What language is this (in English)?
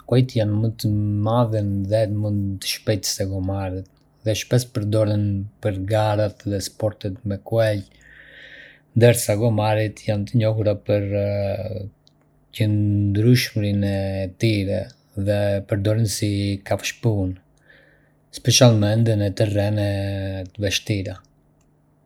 Arbëreshë Albanian